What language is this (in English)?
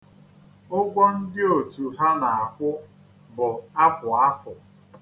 Igbo